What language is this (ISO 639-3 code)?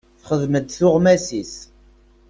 kab